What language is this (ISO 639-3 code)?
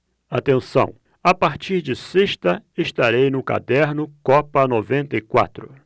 por